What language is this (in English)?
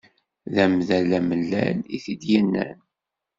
Kabyle